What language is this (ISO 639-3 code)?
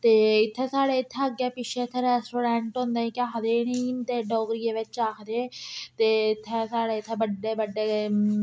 doi